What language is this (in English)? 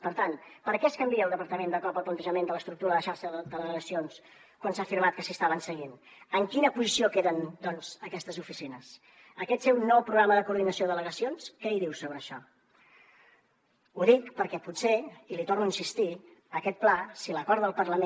Catalan